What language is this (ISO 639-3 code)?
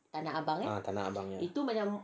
eng